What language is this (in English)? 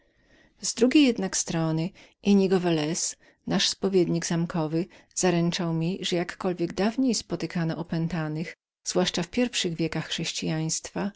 Polish